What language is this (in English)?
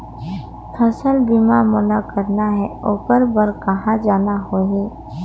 Chhattisgarhi